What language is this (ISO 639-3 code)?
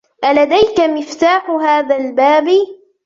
ara